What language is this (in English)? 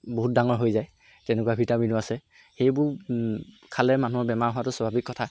Assamese